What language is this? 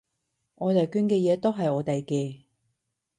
Cantonese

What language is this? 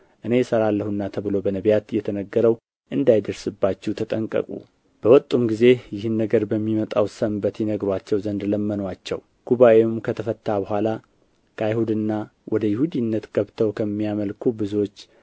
Amharic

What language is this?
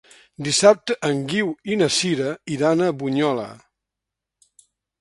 Catalan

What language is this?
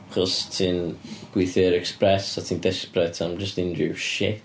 Welsh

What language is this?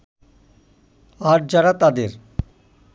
Bangla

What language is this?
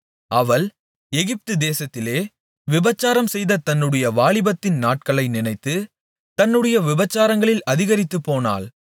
Tamil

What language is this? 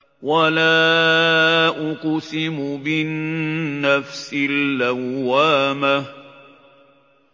Arabic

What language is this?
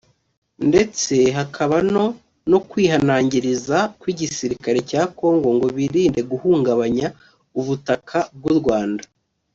Kinyarwanda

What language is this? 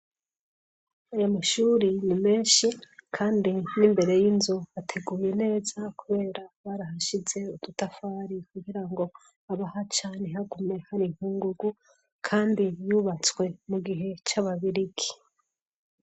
Rundi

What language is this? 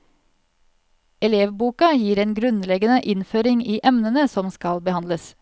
Norwegian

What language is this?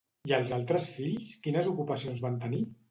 Catalan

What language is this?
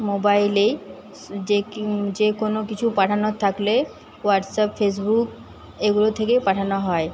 Bangla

